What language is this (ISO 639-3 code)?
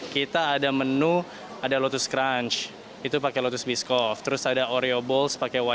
ind